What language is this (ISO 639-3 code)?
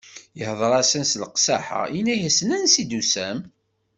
kab